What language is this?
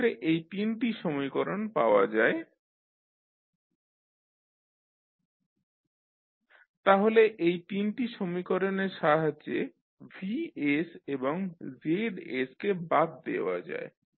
Bangla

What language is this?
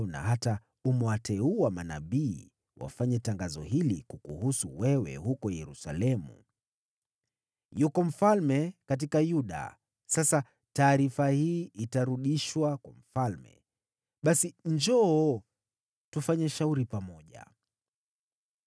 Swahili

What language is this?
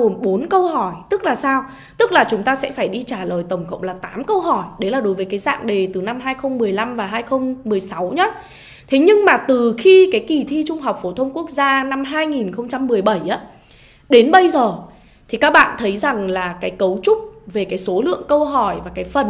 Vietnamese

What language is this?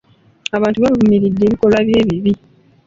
Ganda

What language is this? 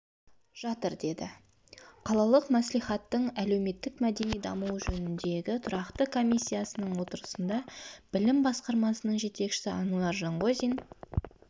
Kazakh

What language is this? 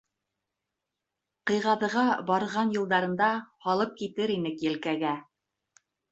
Bashkir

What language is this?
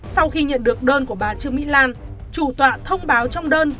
Vietnamese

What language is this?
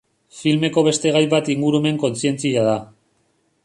Basque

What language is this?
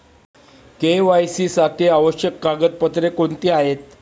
Marathi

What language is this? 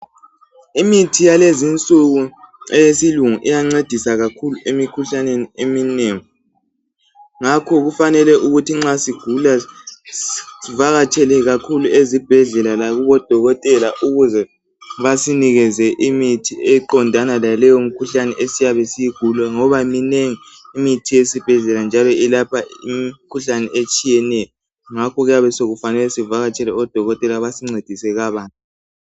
North Ndebele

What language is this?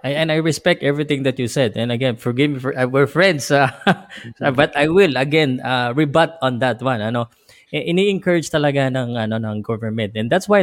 Filipino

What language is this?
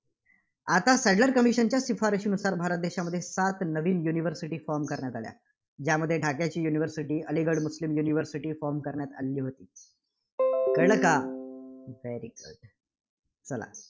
Marathi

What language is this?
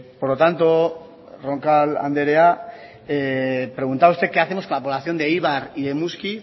Spanish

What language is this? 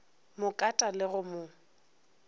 Northern Sotho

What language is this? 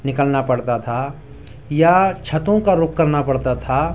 Urdu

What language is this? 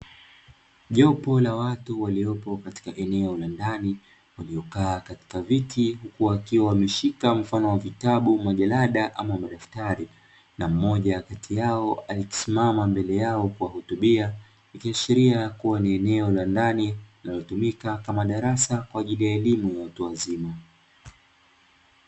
Swahili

